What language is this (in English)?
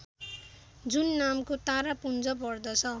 Nepali